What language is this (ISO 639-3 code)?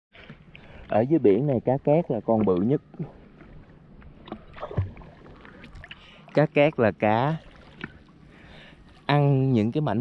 vie